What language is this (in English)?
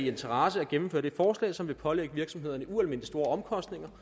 Danish